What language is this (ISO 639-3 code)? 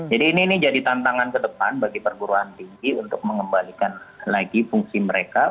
ind